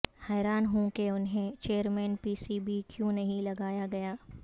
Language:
Urdu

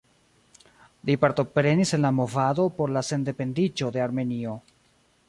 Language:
Esperanto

